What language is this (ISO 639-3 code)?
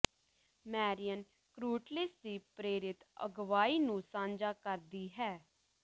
pan